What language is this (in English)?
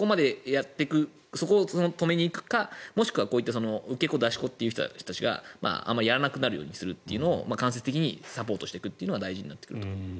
Japanese